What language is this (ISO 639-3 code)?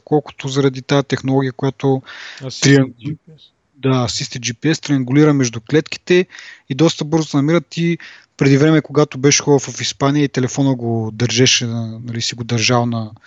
bul